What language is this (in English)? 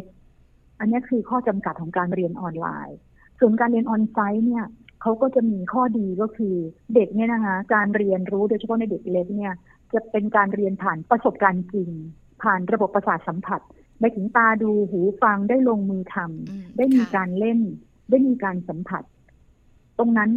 Thai